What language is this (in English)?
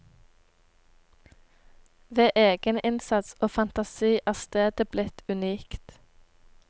Norwegian